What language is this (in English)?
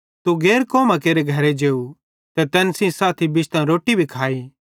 Bhadrawahi